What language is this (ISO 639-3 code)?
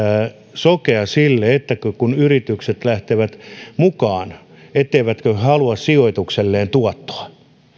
fin